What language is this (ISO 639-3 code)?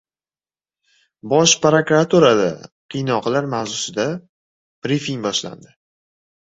uzb